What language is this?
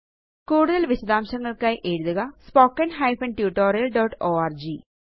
Malayalam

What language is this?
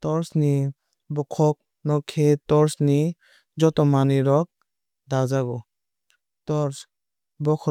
Kok Borok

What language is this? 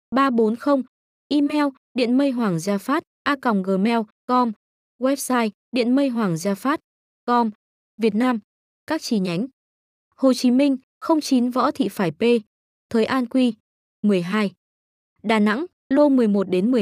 Vietnamese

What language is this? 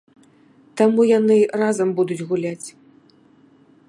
Belarusian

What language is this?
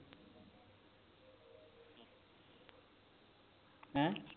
Punjabi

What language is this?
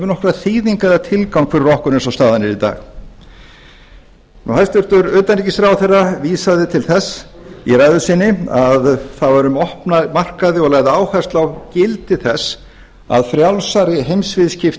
Icelandic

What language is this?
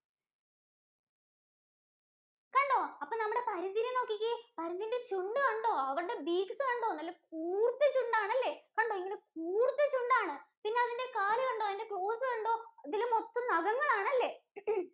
Malayalam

